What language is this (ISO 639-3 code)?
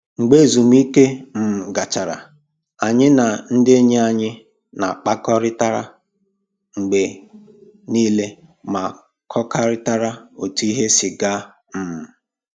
ibo